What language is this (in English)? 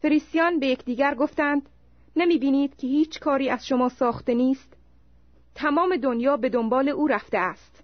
Persian